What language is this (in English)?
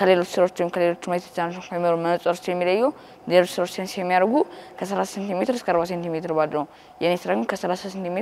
Arabic